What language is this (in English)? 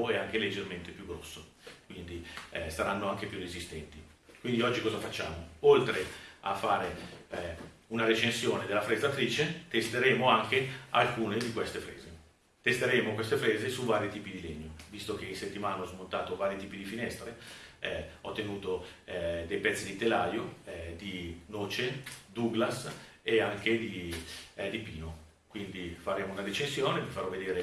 Italian